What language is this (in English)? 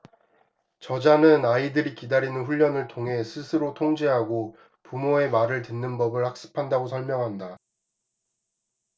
Korean